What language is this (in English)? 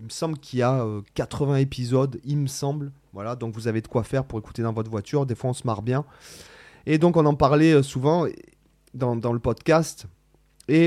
French